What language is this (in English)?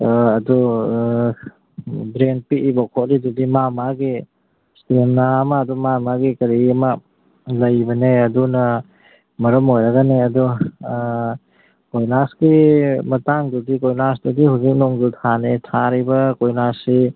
Manipuri